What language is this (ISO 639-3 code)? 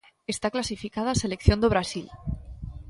glg